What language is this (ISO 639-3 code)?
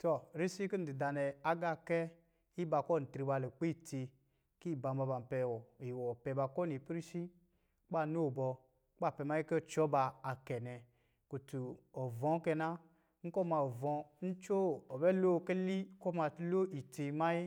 mgi